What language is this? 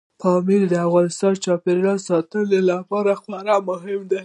Pashto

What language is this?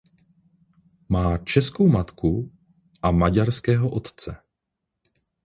Czech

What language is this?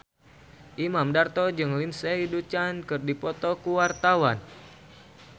Sundanese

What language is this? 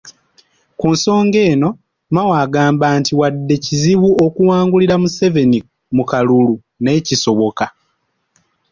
Ganda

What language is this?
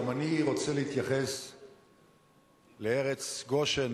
Hebrew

